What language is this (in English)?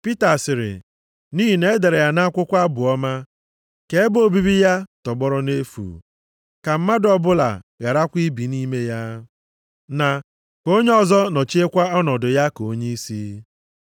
Igbo